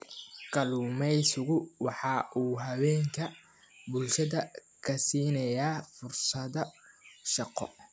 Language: Somali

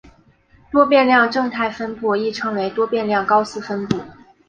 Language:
Chinese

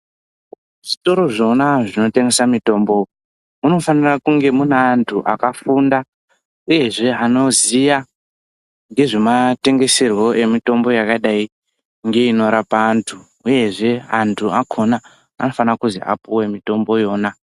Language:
Ndau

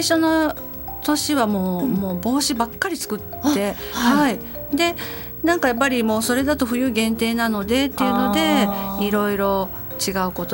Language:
Japanese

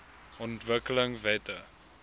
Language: Afrikaans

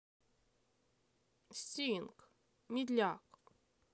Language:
Russian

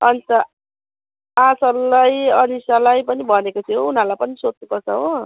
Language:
Nepali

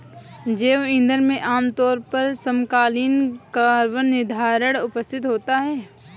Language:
Hindi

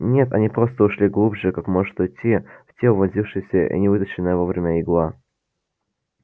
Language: Russian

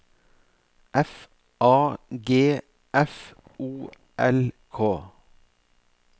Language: Norwegian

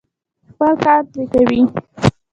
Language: Pashto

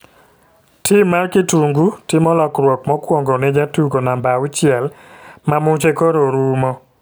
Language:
Luo (Kenya and Tanzania)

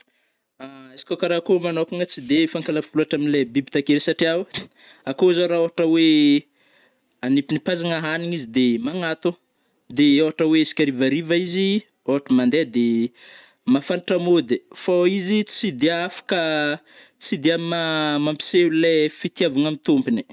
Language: Northern Betsimisaraka Malagasy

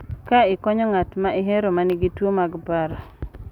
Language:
Luo (Kenya and Tanzania)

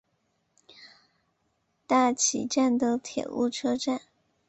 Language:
Chinese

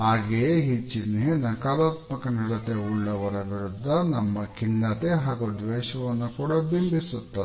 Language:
Kannada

